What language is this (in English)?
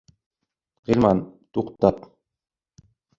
Bashkir